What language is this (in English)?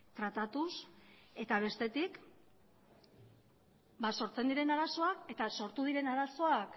Basque